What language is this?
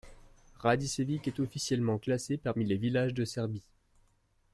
French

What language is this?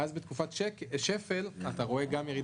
Hebrew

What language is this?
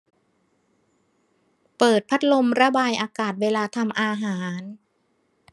Thai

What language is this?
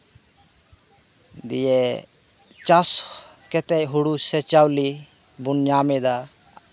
Santali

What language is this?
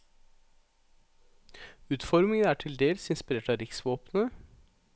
Norwegian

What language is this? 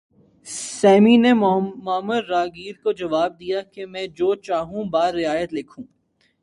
Urdu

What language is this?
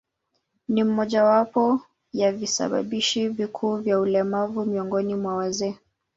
Swahili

